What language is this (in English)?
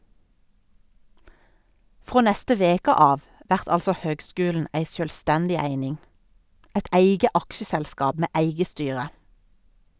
Norwegian